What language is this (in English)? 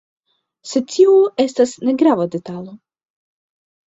Esperanto